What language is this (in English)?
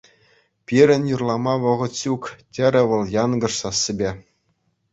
Chuvash